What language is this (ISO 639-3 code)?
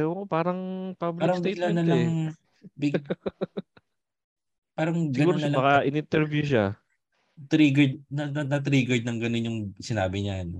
fil